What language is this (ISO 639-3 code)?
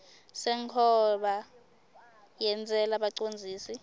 ssw